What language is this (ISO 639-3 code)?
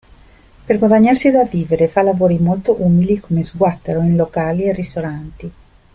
ita